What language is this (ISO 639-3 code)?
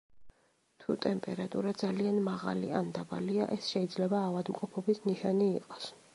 kat